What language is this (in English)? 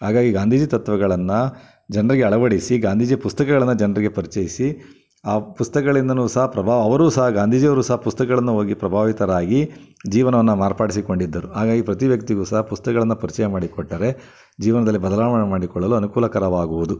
Kannada